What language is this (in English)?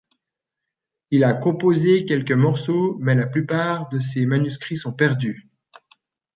French